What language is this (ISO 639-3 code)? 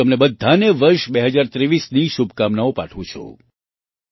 guj